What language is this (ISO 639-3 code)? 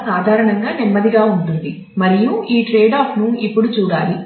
tel